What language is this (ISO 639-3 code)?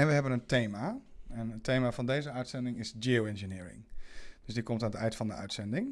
nld